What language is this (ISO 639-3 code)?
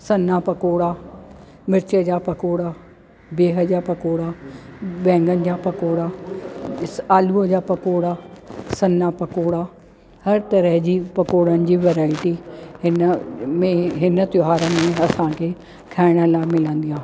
snd